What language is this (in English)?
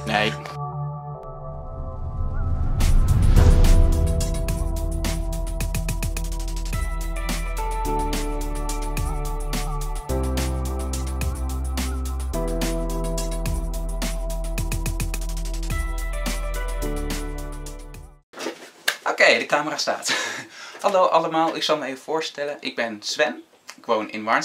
Dutch